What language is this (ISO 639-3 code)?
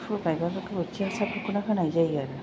brx